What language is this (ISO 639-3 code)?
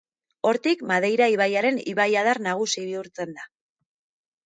eus